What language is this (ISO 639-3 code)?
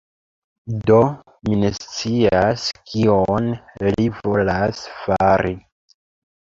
epo